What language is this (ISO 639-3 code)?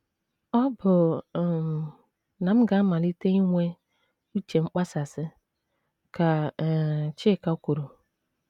ibo